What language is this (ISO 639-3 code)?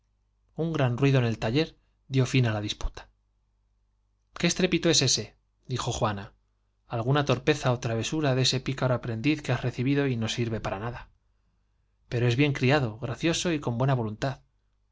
spa